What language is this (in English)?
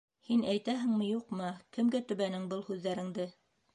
Bashkir